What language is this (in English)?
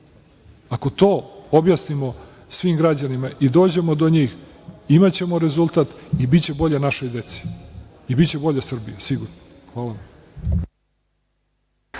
Serbian